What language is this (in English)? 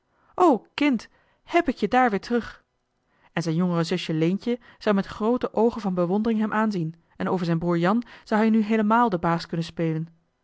Dutch